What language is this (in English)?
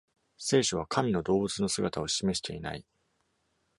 Japanese